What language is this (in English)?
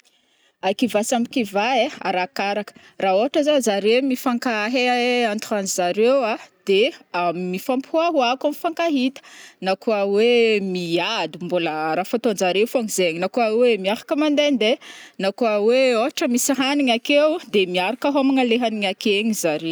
Northern Betsimisaraka Malagasy